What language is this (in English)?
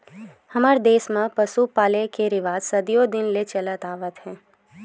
Chhattisgarhi